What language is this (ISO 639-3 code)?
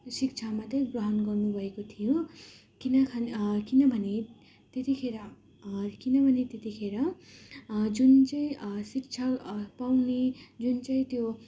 nep